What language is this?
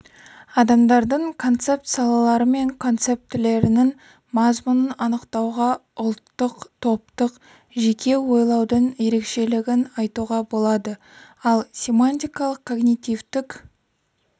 Kazakh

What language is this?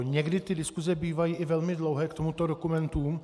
Czech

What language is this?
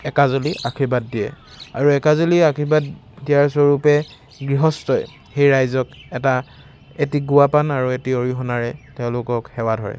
Assamese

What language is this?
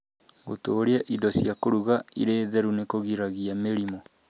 Kikuyu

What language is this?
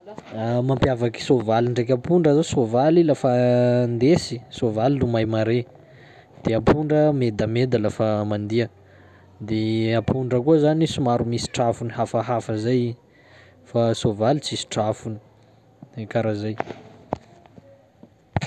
Sakalava Malagasy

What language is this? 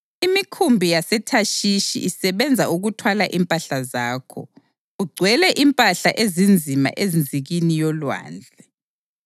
North Ndebele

